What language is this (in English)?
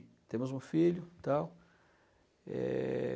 Portuguese